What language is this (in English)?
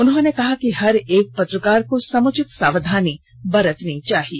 Hindi